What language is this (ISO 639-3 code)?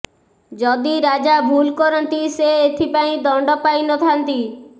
ori